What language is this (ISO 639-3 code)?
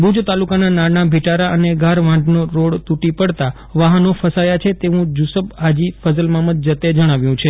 guj